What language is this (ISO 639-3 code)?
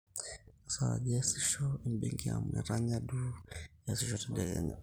mas